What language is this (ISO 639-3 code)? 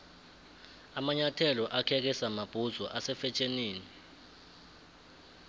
nbl